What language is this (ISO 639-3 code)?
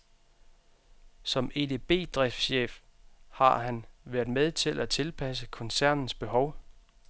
dan